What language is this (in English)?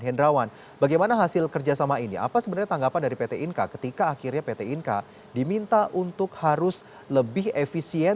Indonesian